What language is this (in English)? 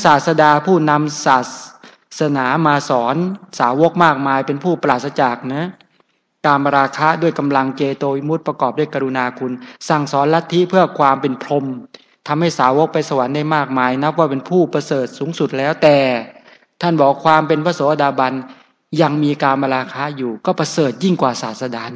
Thai